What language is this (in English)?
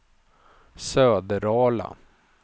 Swedish